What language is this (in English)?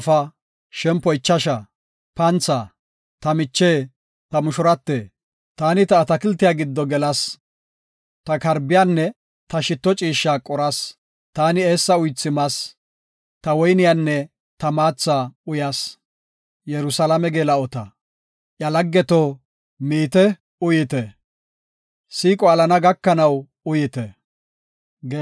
Gofa